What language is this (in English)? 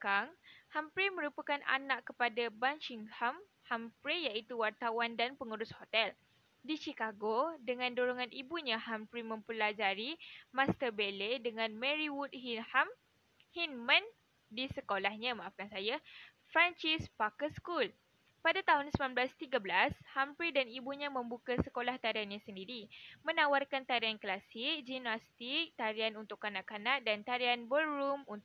Malay